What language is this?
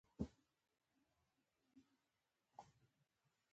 Pashto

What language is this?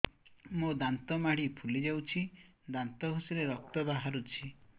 Odia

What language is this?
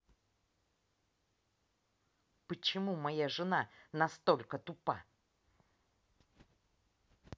Russian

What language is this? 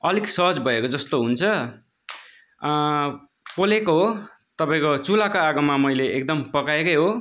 Nepali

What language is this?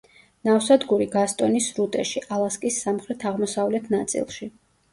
Georgian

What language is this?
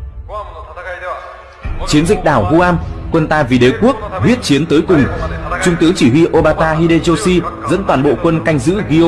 Vietnamese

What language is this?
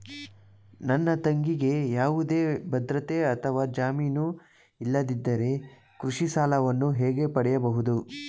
Kannada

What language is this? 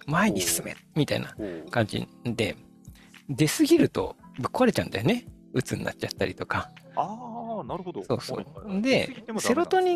Japanese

